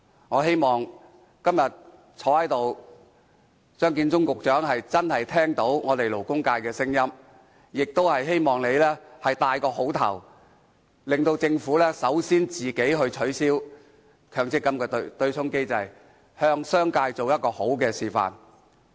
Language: Cantonese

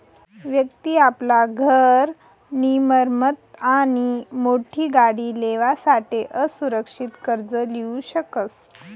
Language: Marathi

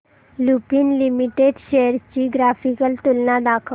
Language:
Marathi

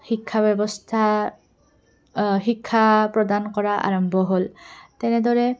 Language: Assamese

